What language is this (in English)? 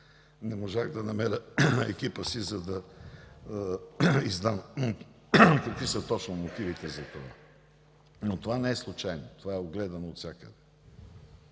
Bulgarian